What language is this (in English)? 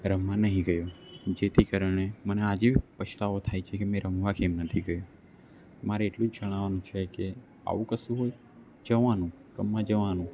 Gujarati